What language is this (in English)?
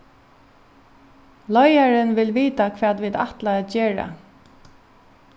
Faroese